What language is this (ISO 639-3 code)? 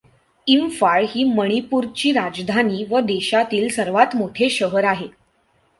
mar